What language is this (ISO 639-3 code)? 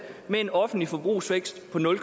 dan